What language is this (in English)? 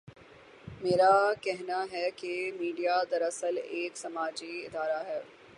Urdu